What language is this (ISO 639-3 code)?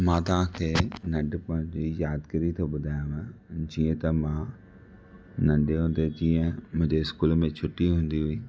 snd